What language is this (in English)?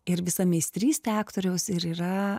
Lithuanian